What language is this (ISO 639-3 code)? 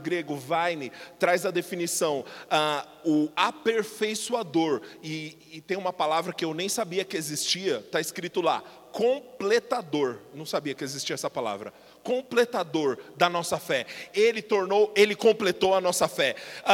por